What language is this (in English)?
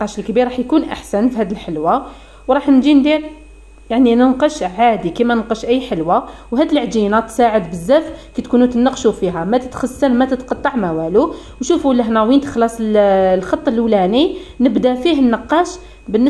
Arabic